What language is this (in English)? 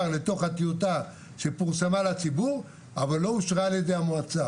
Hebrew